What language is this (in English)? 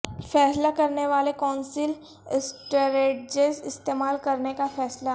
Urdu